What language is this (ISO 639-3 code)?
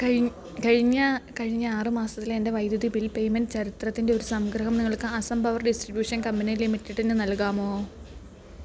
mal